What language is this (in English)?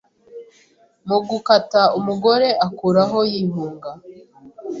Kinyarwanda